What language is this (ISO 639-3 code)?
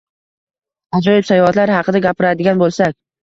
uzb